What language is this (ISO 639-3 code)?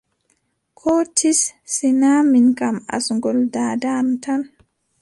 fub